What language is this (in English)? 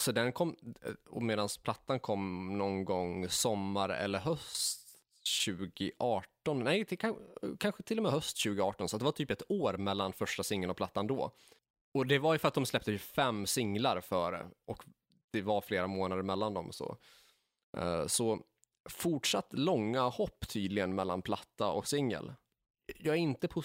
Swedish